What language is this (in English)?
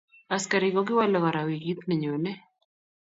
Kalenjin